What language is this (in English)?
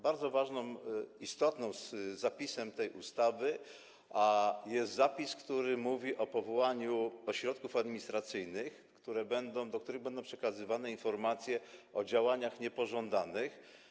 Polish